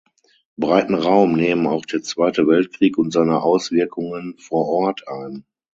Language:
German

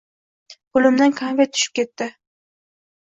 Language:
Uzbek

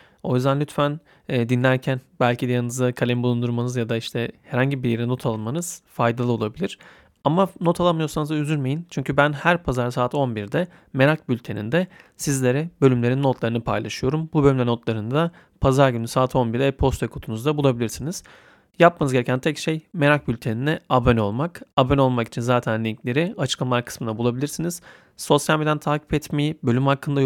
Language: Turkish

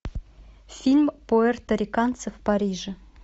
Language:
Russian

